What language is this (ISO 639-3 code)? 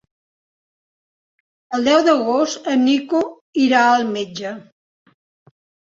cat